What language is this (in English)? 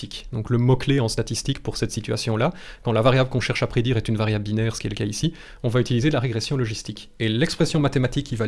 French